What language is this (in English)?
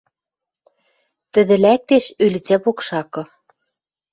Western Mari